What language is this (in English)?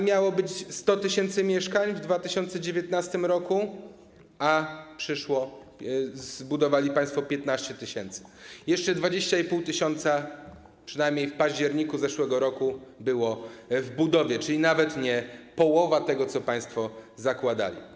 Polish